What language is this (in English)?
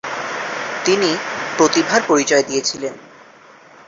Bangla